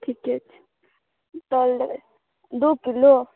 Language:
Maithili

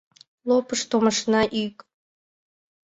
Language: Mari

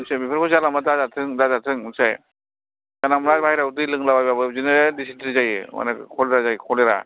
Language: Bodo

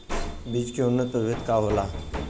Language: Bhojpuri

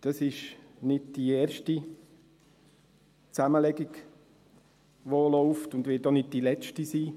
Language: Swiss German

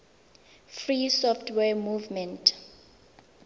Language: Tswana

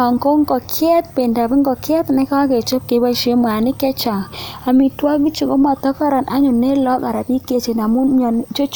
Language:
Kalenjin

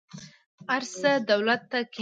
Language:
Pashto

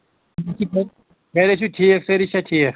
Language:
Kashmiri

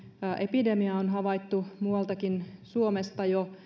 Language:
Finnish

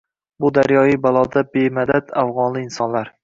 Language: Uzbek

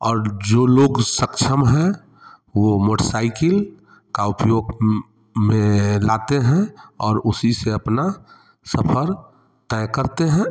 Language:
Hindi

